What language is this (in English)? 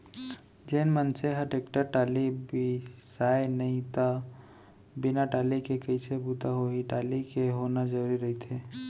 Chhattisgarhi